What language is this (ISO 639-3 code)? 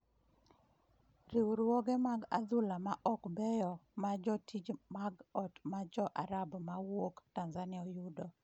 luo